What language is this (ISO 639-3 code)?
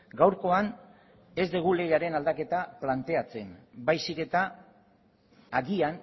eus